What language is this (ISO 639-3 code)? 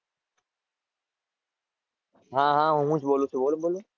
guj